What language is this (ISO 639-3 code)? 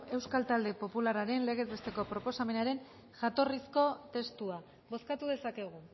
eus